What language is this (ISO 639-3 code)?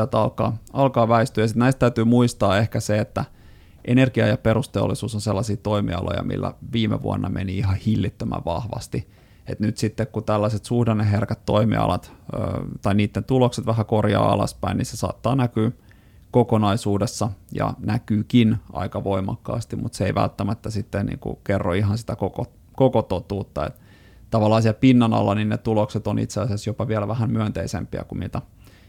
fin